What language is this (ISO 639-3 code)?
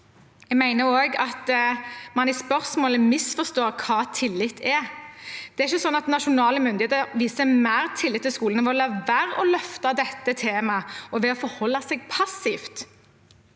nor